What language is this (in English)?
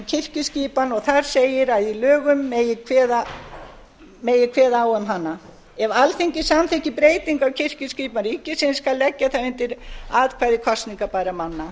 Icelandic